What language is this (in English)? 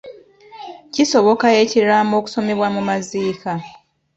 Ganda